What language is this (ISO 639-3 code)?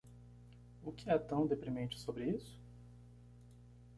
por